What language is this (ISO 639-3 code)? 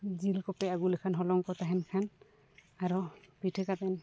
sat